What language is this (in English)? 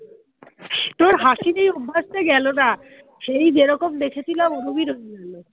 Bangla